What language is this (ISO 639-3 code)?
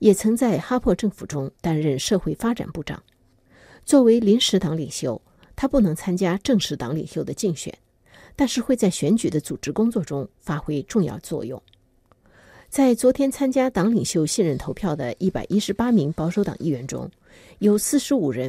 zho